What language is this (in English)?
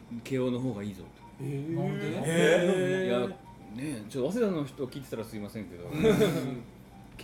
Japanese